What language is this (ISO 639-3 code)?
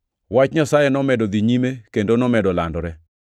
luo